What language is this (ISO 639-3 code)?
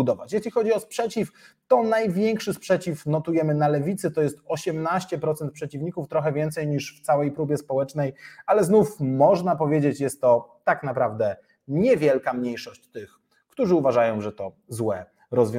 pol